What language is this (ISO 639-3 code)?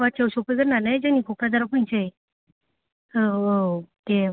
brx